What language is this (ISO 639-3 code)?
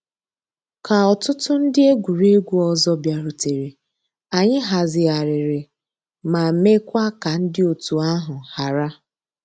ibo